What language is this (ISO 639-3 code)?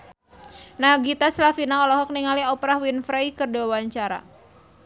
sun